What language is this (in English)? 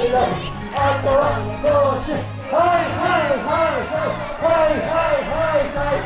Japanese